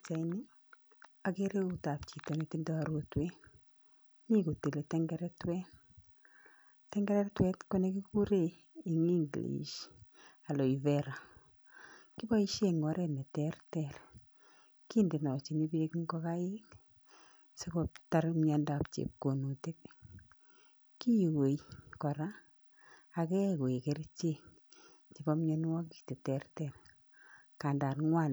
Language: Kalenjin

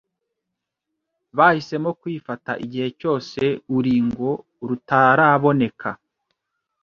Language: Kinyarwanda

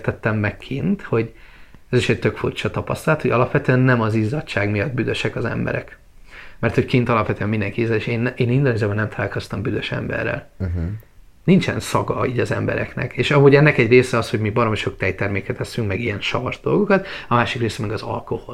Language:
Hungarian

